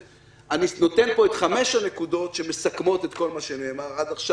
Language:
Hebrew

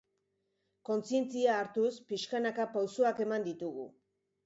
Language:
Basque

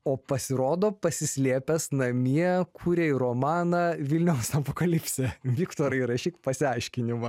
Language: Lithuanian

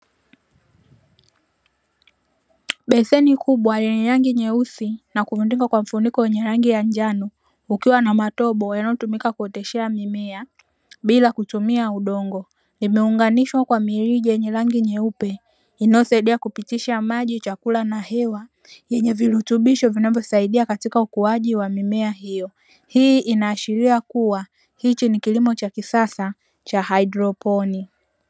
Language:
Swahili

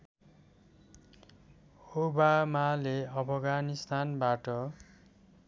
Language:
Nepali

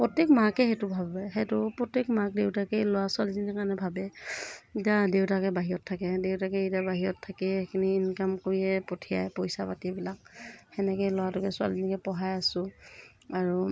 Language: Assamese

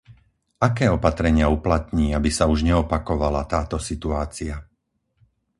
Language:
Slovak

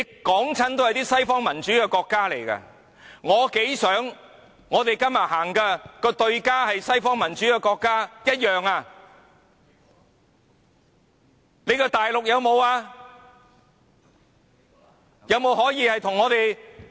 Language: Cantonese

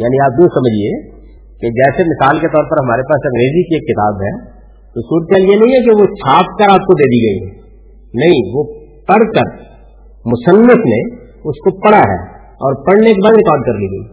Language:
Urdu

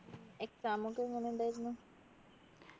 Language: Malayalam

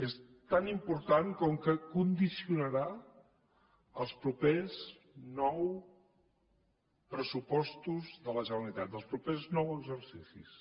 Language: Catalan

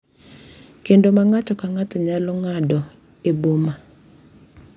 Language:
Luo (Kenya and Tanzania)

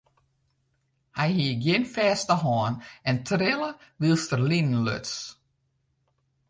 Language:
Western Frisian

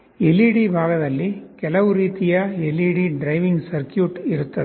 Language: Kannada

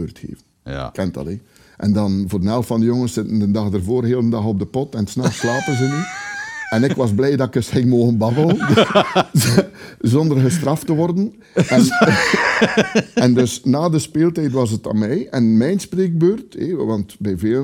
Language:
Dutch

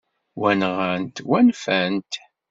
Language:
Kabyle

